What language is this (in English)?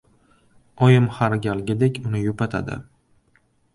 Uzbek